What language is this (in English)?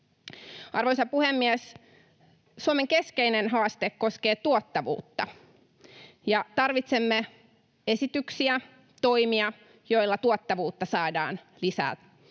Finnish